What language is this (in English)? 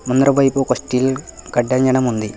Telugu